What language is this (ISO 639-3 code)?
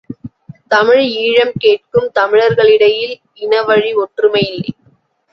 tam